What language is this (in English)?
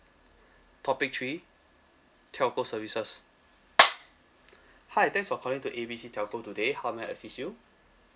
English